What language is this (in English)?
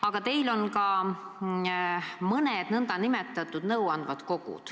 Estonian